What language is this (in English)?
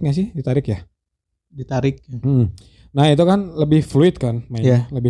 Indonesian